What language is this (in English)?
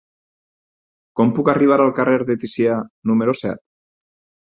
Catalan